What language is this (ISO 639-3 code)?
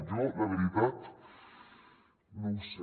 cat